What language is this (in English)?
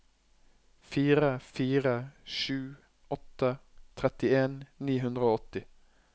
Norwegian